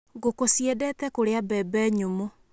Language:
Kikuyu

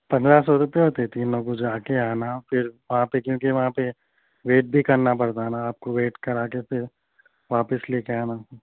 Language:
Urdu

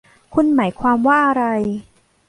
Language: Thai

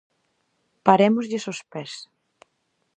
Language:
Galician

